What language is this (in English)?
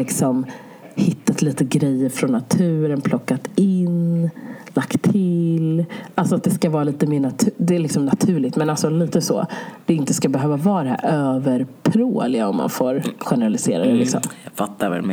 Swedish